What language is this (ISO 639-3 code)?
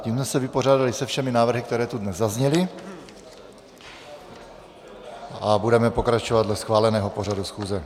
ces